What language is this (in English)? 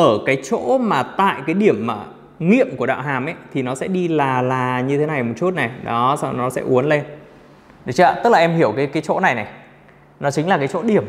Vietnamese